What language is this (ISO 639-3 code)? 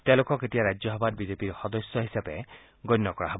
asm